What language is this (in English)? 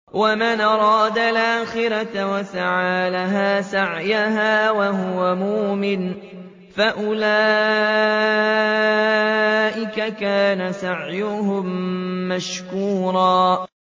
Arabic